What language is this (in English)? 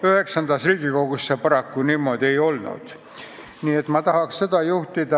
Estonian